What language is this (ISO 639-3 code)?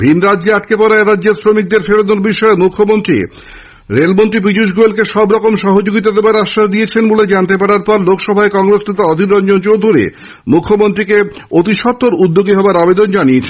ben